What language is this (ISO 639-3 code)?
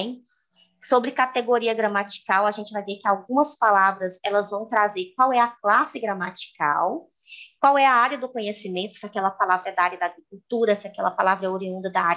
por